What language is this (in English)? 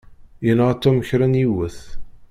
Kabyle